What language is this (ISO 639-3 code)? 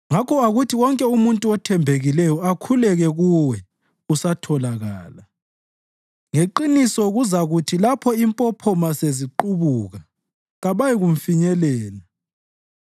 nde